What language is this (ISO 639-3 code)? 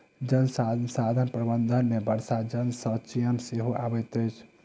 mai